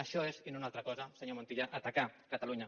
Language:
Catalan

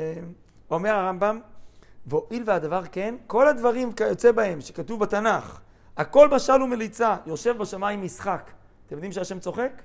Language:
Hebrew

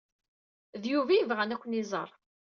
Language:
Kabyle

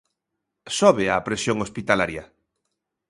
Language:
Galician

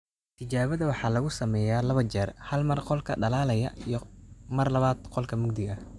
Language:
Somali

